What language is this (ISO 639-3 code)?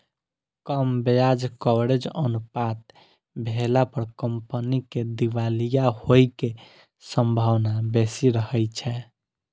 mai